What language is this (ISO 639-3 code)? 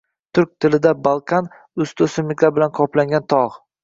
uzb